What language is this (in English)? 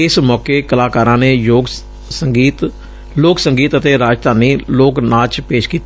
Punjabi